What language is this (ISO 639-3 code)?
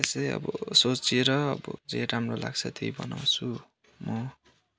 nep